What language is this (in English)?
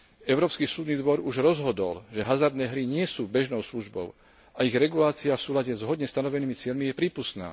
Slovak